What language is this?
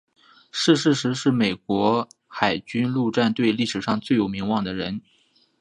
Chinese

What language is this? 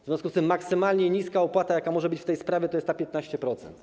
Polish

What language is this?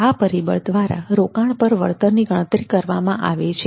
Gujarati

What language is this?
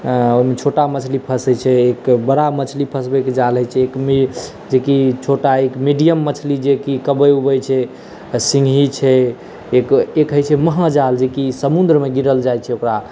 Maithili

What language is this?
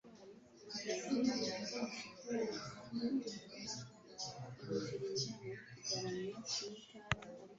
Kinyarwanda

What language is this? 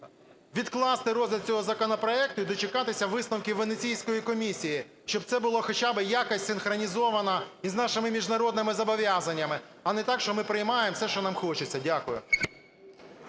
Ukrainian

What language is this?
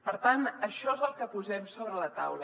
Catalan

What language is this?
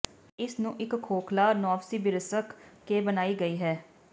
Punjabi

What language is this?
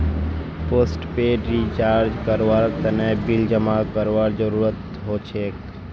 Magahi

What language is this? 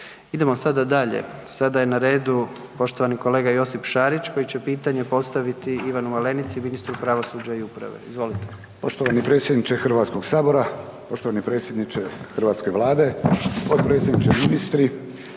Croatian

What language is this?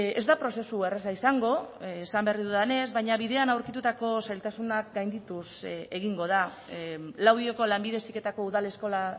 Basque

